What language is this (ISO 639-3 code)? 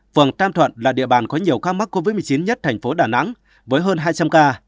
vie